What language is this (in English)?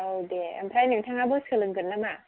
Bodo